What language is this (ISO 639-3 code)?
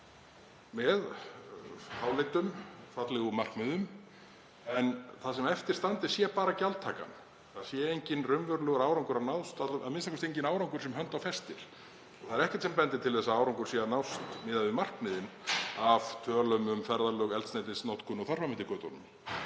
isl